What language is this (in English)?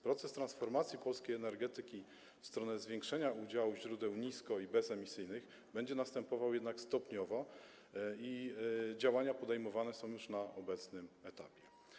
Polish